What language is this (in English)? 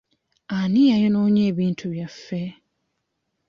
Ganda